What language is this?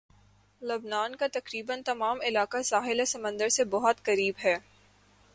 Urdu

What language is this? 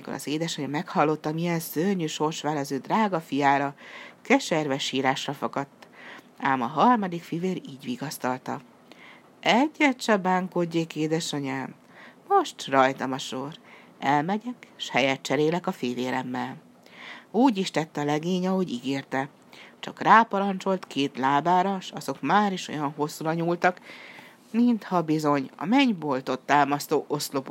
Hungarian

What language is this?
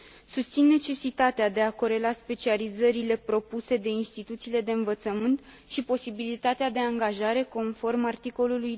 Romanian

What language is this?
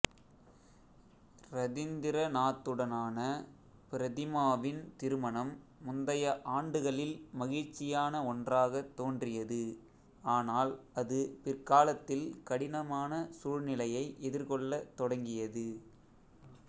Tamil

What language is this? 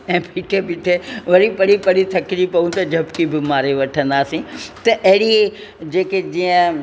Sindhi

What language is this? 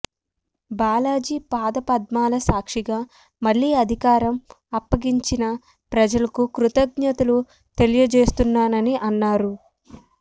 Telugu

